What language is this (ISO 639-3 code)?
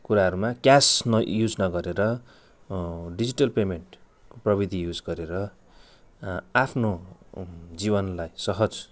nep